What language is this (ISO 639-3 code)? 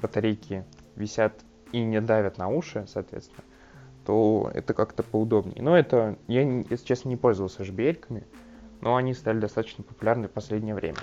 rus